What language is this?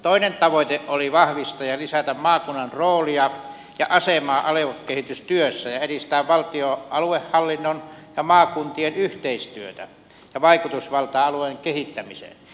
Finnish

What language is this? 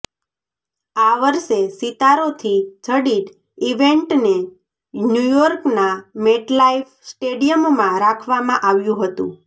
Gujarati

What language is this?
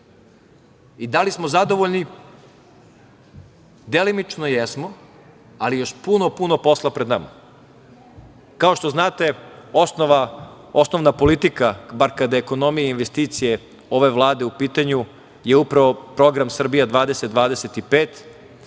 Serbian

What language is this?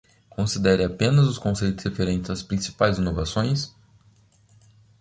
Portuguese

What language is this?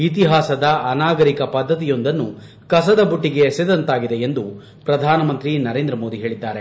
Kannada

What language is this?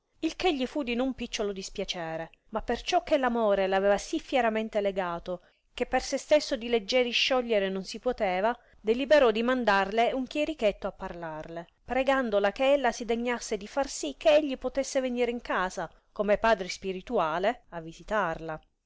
Italian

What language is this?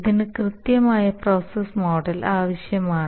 Malayalam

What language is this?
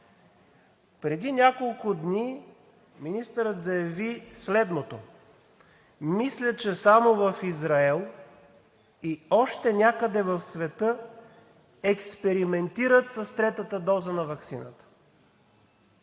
Bulgarian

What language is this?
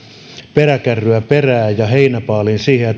Finnish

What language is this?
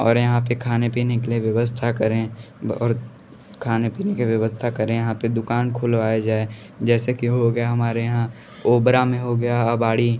Hindi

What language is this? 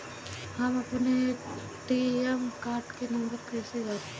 Bhojpuri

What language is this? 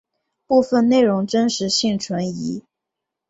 Chinese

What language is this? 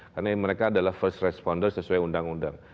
Indonesian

